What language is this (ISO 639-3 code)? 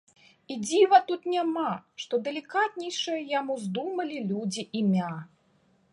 bel